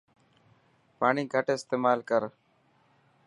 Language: Dhatki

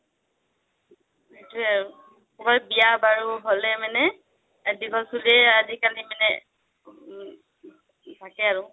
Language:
Assamese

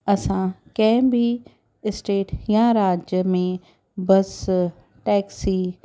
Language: Sindhi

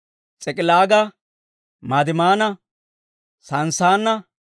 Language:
Dawro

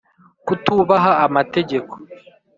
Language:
Kinyarwanda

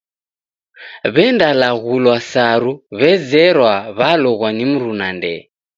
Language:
Taita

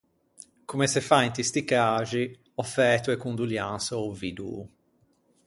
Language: Ligurian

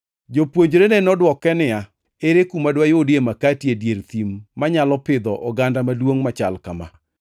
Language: Luo (Kenya and Tanzania)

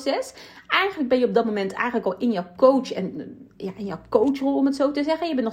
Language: Dutch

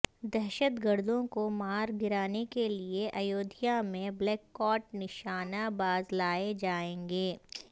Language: Urdu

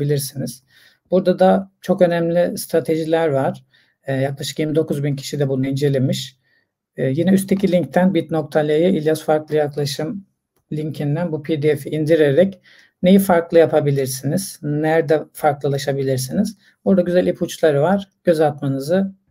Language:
Turkish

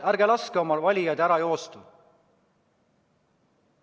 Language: Estonian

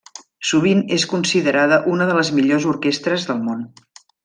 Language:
Catalan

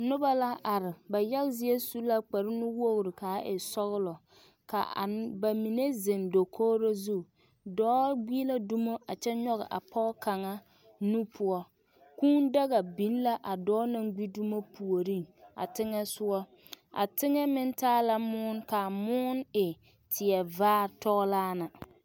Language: Southern Dagaare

